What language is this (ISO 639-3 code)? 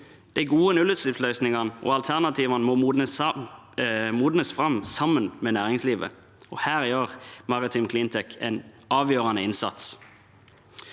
nor